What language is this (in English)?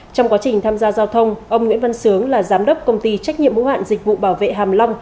Vietnamese